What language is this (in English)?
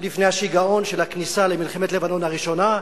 Hebrew